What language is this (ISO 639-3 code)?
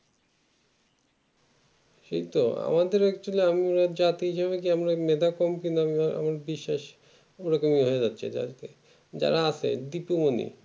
ben